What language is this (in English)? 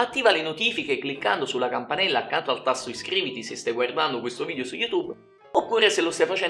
Italian